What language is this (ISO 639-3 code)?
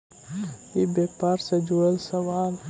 mag